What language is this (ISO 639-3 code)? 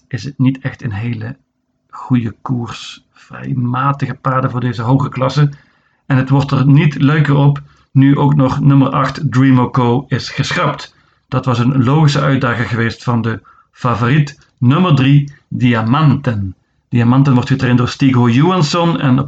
nld